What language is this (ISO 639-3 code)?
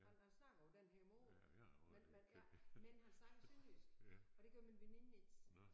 dan